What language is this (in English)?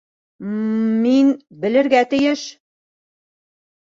Bashkir